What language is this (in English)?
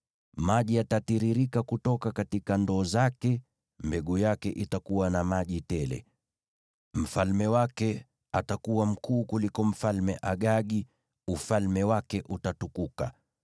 Swahili